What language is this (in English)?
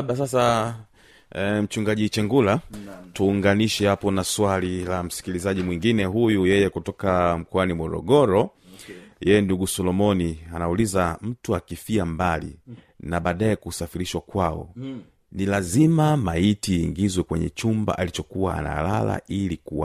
Swahili